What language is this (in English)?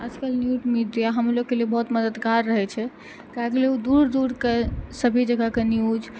Maithili